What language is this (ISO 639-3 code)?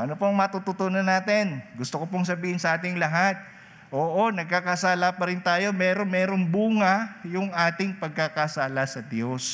fil